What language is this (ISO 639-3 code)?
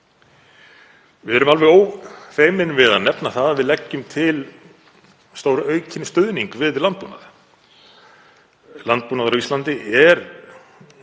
isl